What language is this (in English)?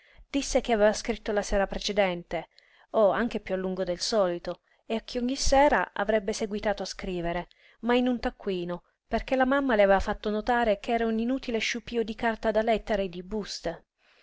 Italian